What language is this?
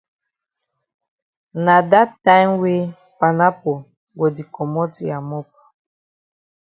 Cameroon Pidgin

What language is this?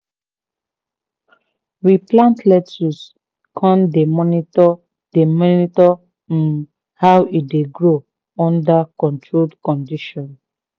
Nigerian Pidgin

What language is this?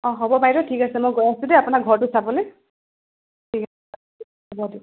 Assamese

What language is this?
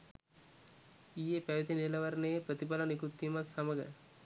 Sinhala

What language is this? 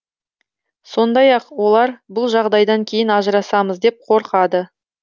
Kazakh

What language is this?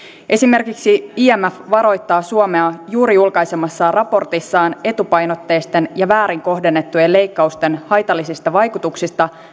Finnish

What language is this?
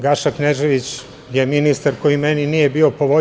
Serbian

